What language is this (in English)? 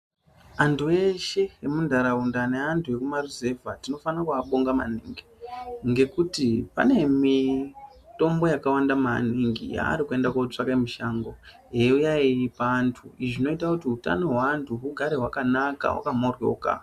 Ndau